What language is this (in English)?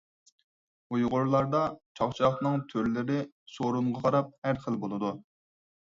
Uyghur